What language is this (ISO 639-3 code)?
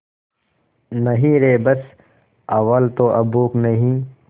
hin